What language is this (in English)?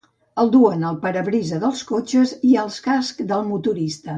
Catalan